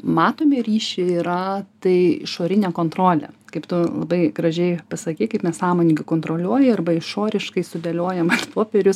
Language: Lithuanian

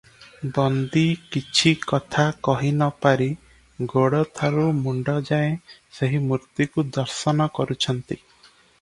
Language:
Odia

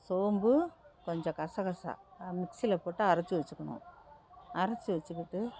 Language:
Tamil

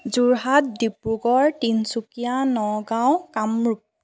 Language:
Assamese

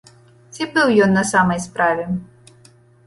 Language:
Belarusian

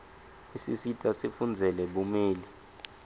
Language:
Swati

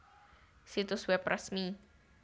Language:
Javanese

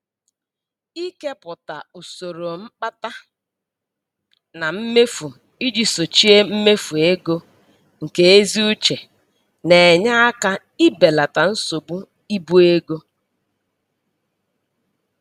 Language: Igbo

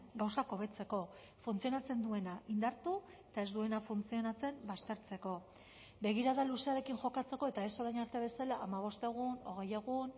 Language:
Basque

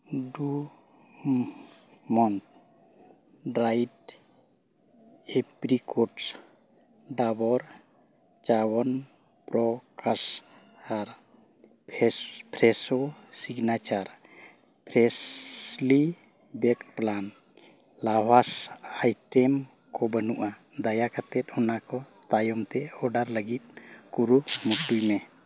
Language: Santali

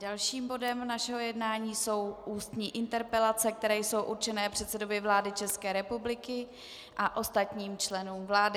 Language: Czech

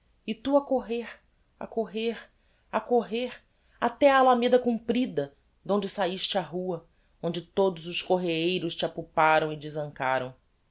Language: Portuguese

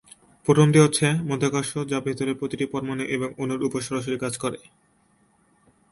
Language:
Bangla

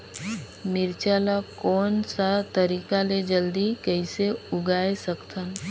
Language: Chhattisgarhi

